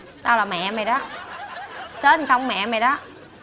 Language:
Vietnamese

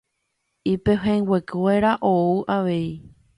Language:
Guarani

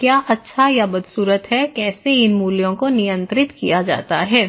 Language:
Hindi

